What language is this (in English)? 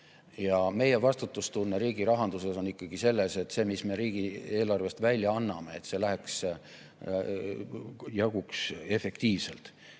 Estonian